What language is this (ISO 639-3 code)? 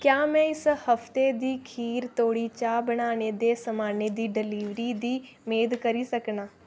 doi